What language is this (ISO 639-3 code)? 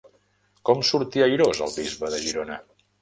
cat